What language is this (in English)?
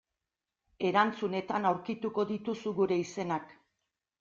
Basque